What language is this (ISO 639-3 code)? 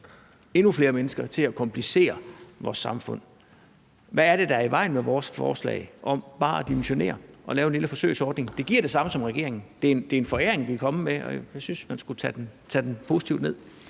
dan